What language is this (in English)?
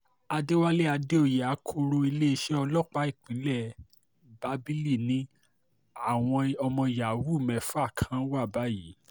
Yoruba